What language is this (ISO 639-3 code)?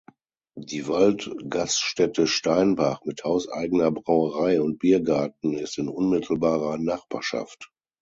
deu